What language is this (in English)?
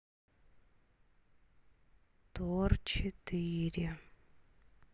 Russian